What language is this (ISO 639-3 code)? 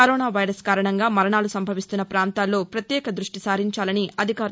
tel